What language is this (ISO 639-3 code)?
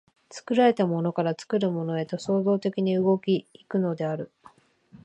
jpn